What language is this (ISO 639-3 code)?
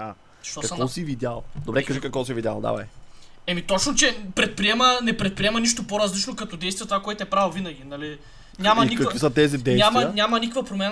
bul